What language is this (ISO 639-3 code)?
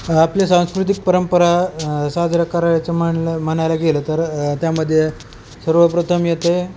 mar